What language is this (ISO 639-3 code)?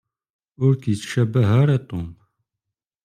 kab